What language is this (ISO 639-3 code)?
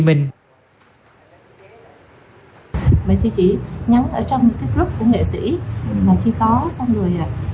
vie